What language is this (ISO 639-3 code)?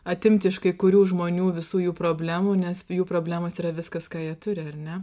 lit